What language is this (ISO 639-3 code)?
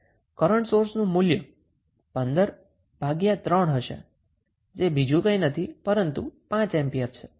guj